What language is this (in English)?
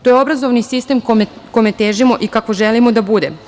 Serbian